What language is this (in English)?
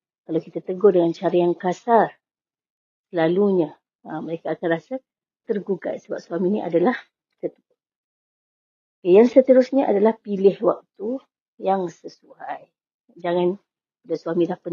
Malay